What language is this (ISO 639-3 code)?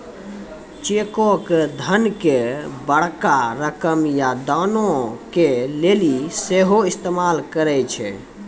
mai